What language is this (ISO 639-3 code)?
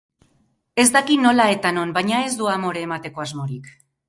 eus